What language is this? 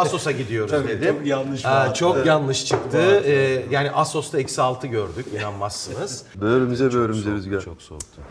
Turkish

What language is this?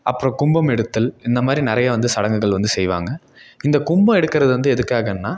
Tamil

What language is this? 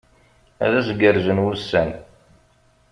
Kabyle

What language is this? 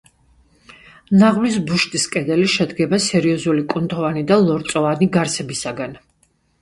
Georgian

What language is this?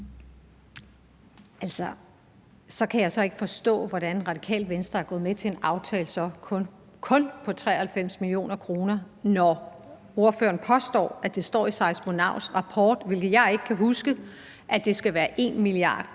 Danish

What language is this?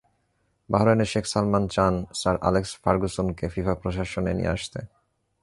Bangla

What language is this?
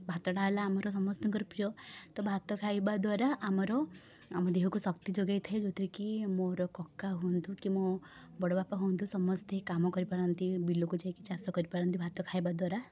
Odia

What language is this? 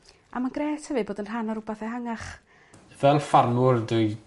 Welsh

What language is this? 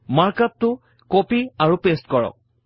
Assamese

